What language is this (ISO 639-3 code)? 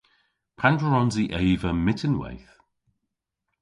cor